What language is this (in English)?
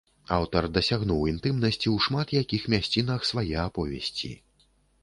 Belarusian